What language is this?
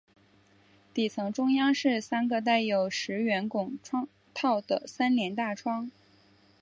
Chinese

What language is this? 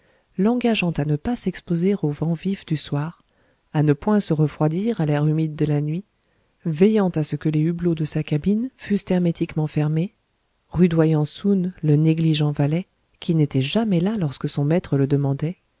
French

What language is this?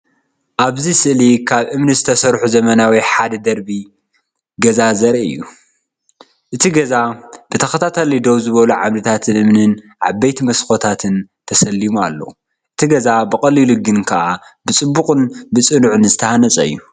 Tigrinya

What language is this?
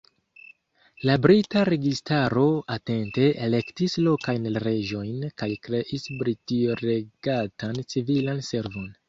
Esperanto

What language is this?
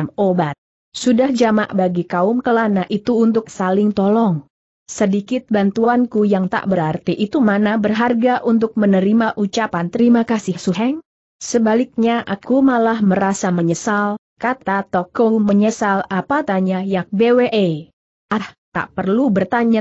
Indonesian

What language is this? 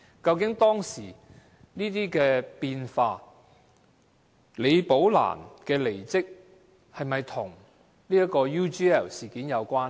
Cantonese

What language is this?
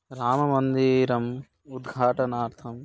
Sanskrit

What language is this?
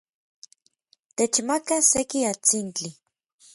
Orizaba Nahuatl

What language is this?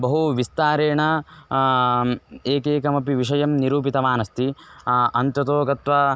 Sanskrit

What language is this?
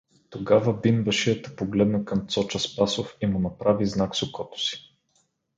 Bulgarian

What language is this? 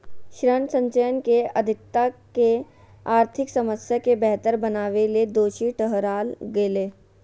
Magahi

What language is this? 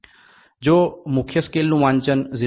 Gujarati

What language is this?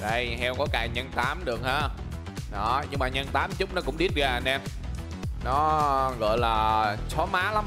Vietnamese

